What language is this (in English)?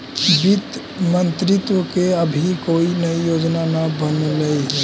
Magahi